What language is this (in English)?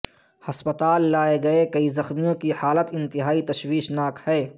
Urdu